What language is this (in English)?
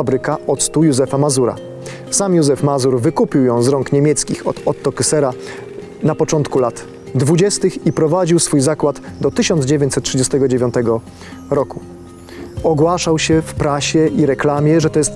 Polish